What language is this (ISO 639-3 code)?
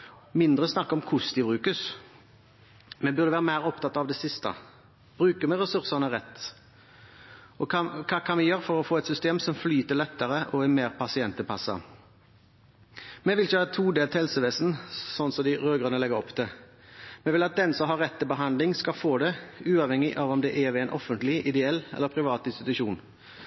nob